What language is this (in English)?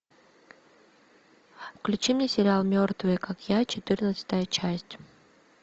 Russian